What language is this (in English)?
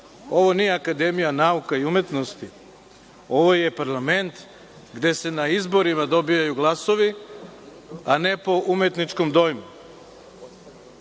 Serbian